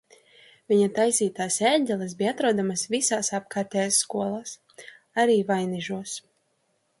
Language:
Latvian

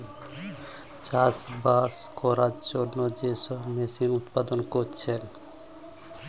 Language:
Bangla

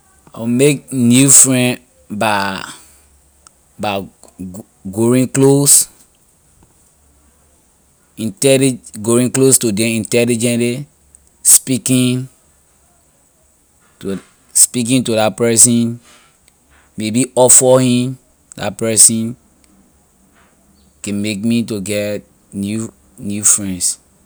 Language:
Liberian English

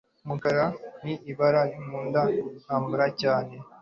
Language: Kinyarwanda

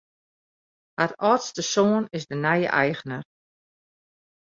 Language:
Western Frisian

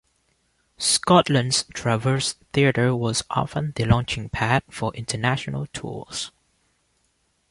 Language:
English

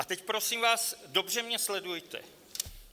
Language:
Czech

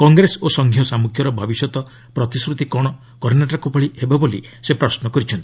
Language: Odia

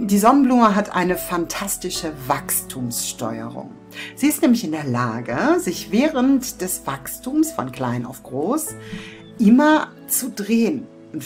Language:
German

